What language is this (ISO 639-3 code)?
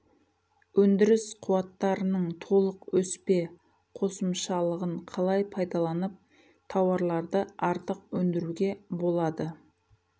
kaz